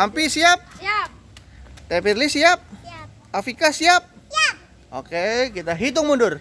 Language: Indonesian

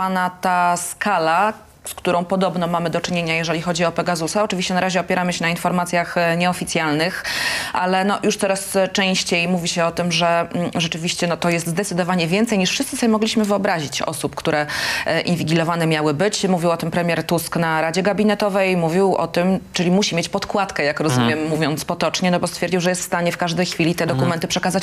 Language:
Polish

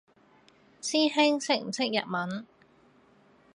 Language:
Cantonese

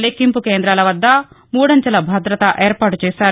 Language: Telugu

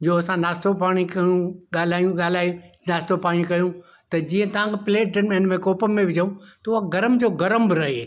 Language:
Sindhi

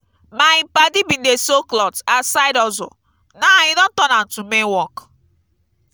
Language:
Nigerian Pidgin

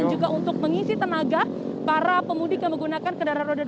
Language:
Indonesian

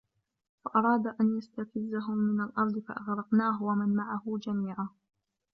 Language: Arabic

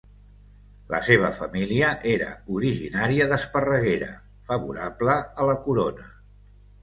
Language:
Catalan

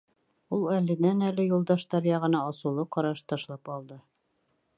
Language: Bashkir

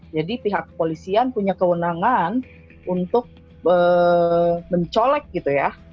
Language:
Indonesian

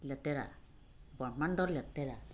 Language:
Assamese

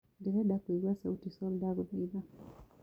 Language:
Kikuyu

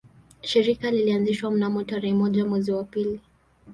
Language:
Swahili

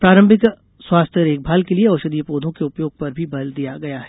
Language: Hindi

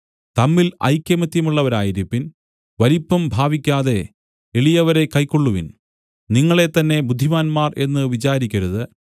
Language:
Malayalam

